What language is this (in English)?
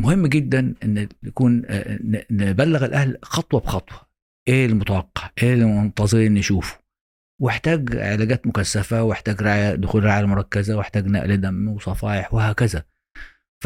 Arabic